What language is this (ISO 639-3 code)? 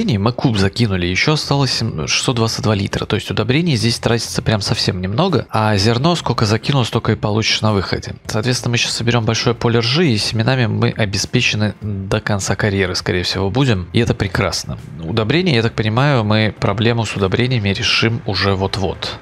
rus